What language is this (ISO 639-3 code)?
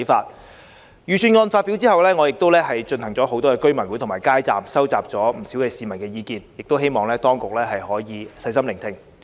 yue